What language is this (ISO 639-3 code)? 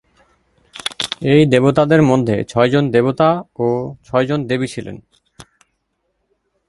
ben